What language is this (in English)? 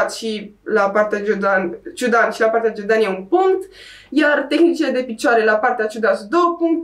Romanian